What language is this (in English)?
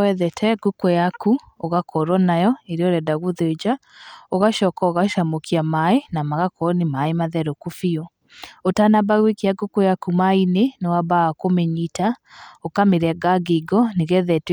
Kikuyu